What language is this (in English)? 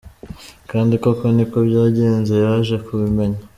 Kinyarwanda